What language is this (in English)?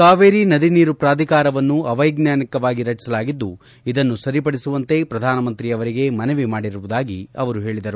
Kannada